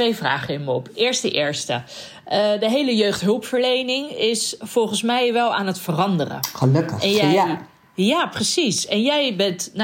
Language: Dutch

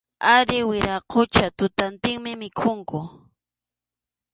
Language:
Arequipa-La Unión Quechua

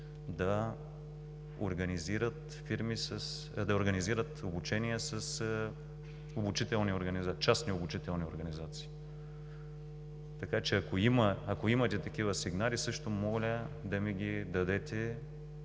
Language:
Bulgarian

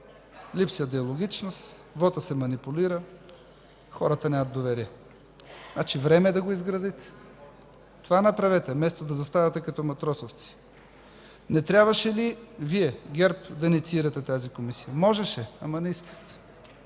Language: Bulgarian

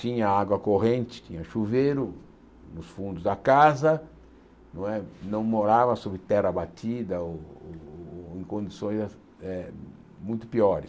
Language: Portuguese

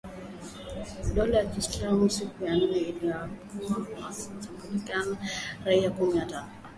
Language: Swahili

